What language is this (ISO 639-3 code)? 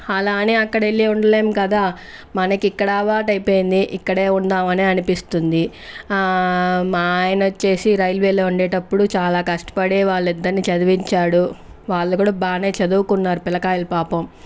tel